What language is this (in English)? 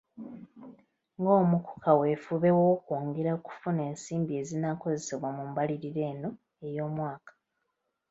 Ganda